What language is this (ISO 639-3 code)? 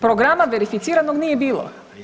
hrv